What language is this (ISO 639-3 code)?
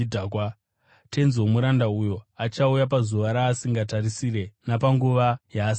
sna